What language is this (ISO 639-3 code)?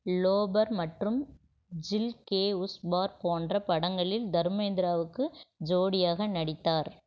tam